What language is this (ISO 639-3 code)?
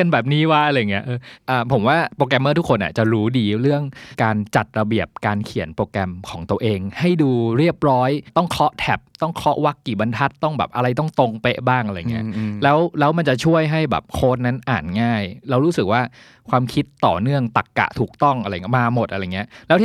tha